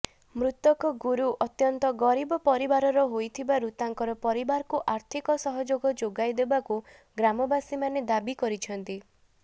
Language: Odia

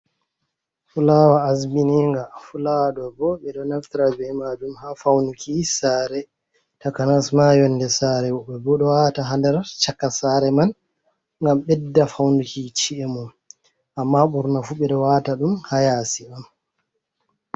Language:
Fula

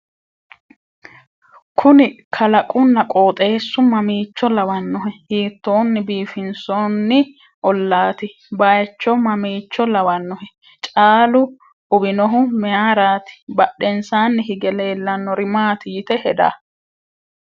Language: Sidamo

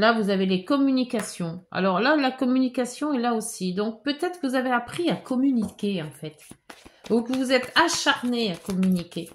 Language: French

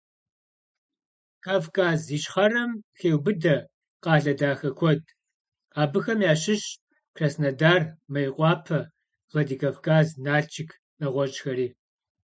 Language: Kabardian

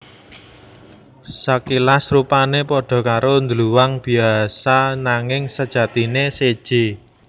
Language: Javanese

